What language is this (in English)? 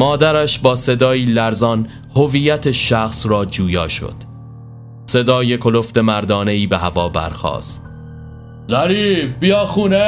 Persian